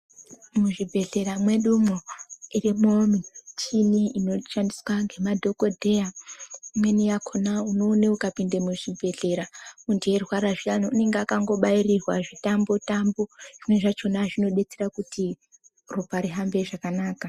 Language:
Ndau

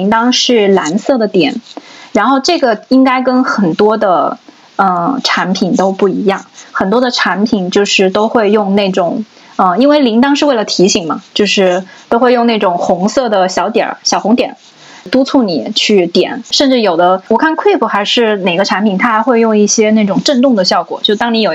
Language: Chinese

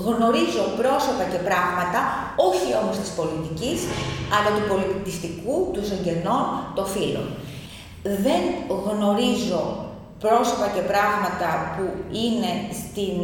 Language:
Greek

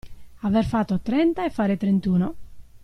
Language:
Italian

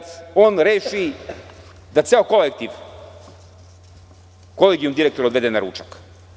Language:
Serbian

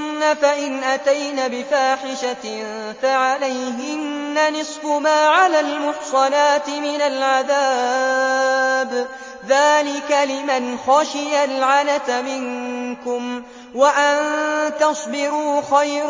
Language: Arabic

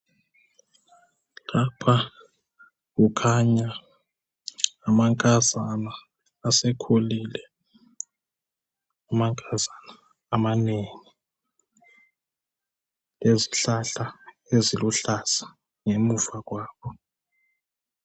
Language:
North Ndebele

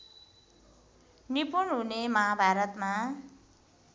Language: Nepali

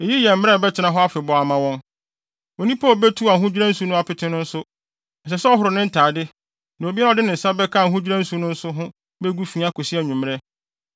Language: Akan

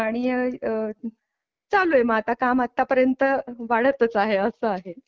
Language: Marathi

